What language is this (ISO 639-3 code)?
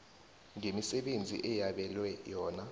nbl